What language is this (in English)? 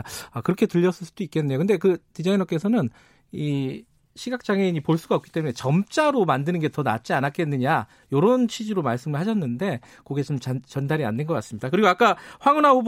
Korean